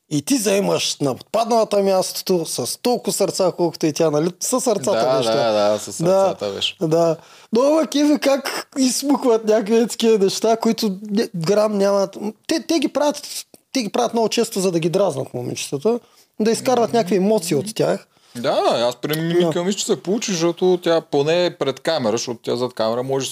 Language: Bulgarian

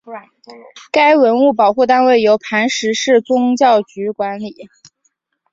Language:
Chinese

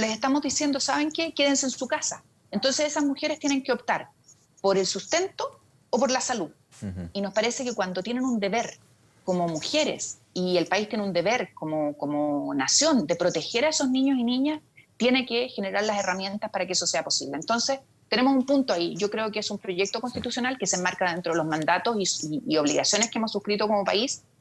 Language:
Spanish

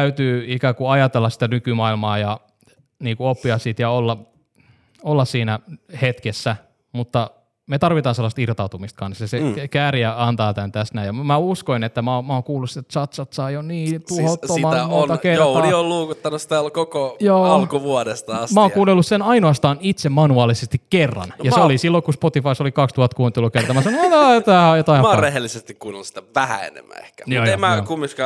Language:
Finnish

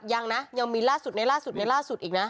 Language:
Thai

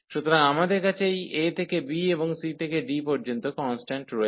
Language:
Bangla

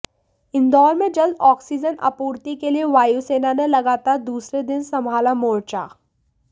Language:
Hindi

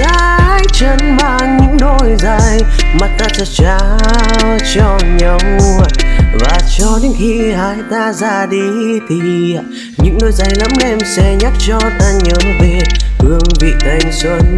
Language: Vietnamese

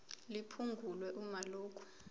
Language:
Zulu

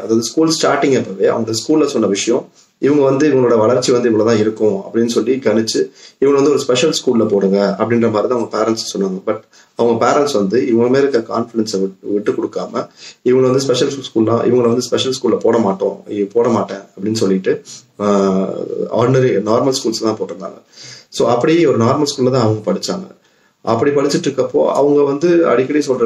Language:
Tamil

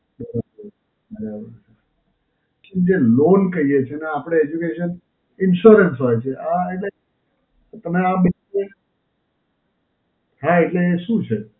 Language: Gujarati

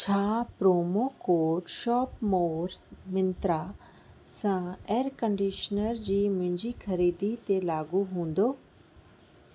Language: Sindhi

